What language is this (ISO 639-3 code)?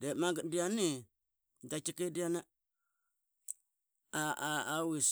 byx